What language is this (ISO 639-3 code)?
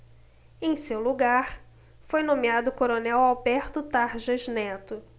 por